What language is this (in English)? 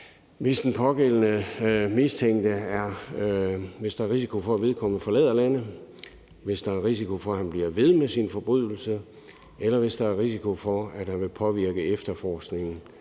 Danish